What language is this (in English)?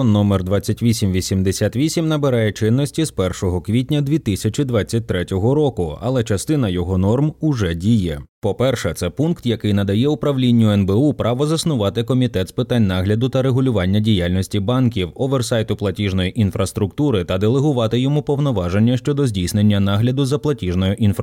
Ukrainian